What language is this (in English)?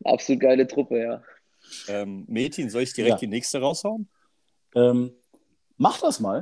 German